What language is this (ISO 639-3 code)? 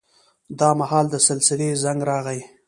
pus